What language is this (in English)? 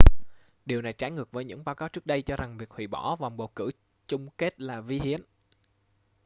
Vietnamese